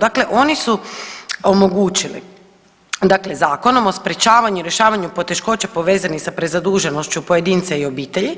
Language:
Croatian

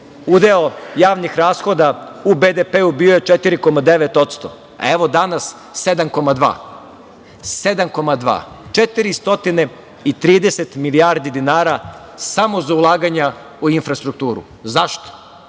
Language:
Serbian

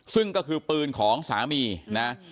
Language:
Thai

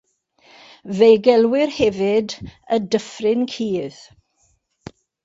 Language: Welsh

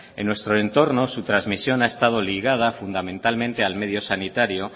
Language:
Spanish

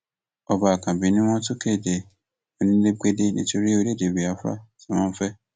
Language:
Yoruba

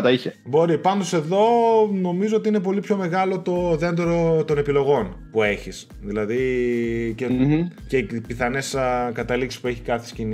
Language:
Greek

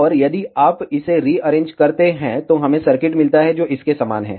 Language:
Hindi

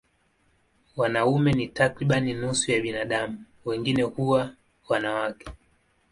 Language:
Swahili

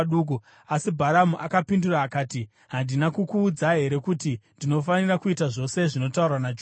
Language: Shona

